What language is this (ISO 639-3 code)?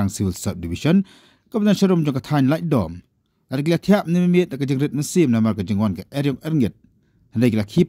msa